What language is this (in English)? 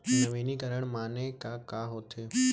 Chhattisgarhi